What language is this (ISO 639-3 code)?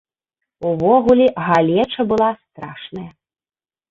bel